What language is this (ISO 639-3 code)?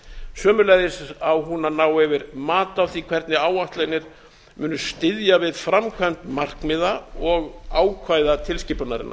isl